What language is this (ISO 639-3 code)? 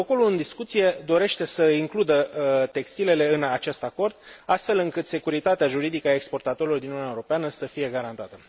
ron